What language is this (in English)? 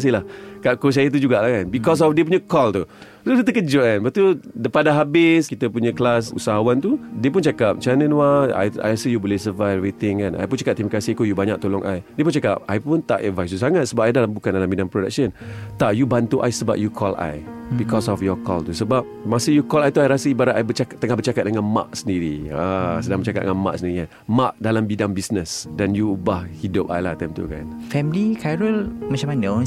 Malay